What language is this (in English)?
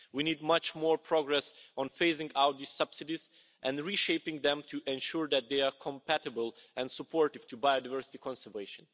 English